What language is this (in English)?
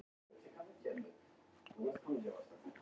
Icelandic